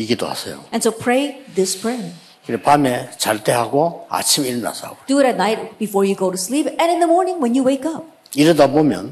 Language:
Korean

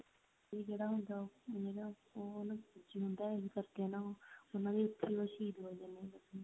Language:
Punjabi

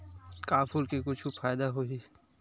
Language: Chhattisgarhi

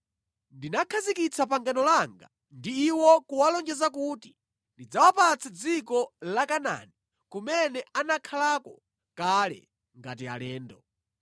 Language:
Nyanja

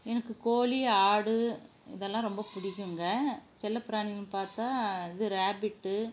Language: Tamil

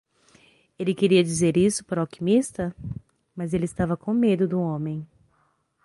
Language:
Portuguese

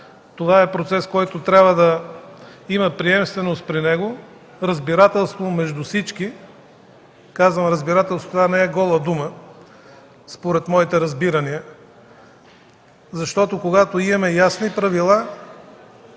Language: Bulgarian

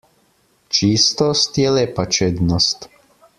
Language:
Slovenian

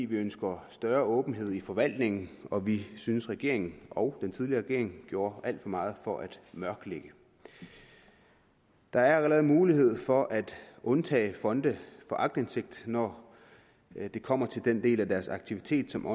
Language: Danish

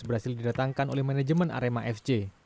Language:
Indonesian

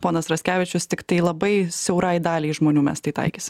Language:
Lithuanian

